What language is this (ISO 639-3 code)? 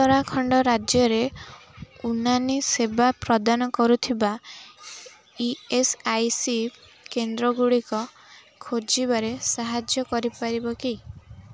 ori